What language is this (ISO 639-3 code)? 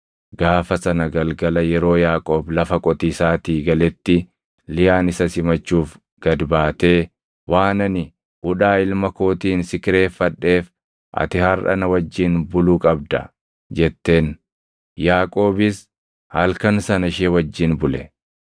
orm